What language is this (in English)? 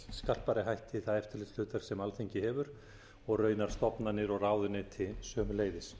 Icelandic